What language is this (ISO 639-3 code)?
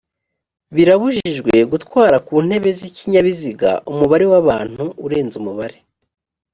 kin